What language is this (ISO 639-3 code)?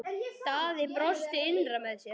isl